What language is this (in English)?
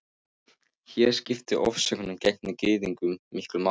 Icelandic